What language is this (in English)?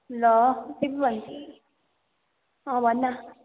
Nepali